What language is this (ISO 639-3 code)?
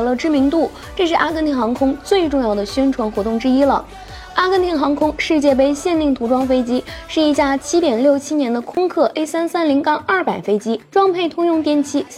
zho